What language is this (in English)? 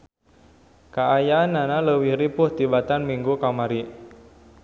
Sundanese